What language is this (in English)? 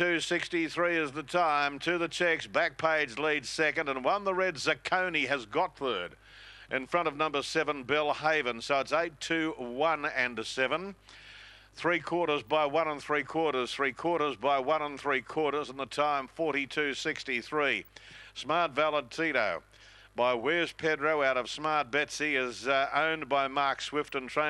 English